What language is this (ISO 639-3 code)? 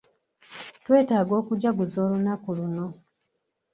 lug